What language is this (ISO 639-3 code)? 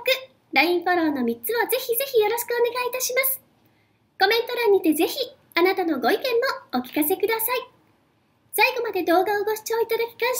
jpn